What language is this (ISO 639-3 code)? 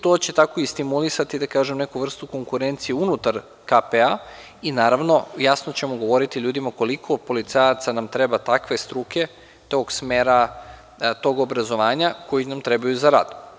srp